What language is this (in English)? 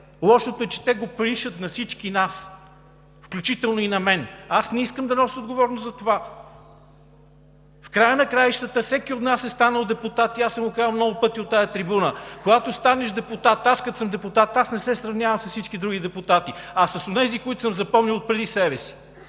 Bulgarian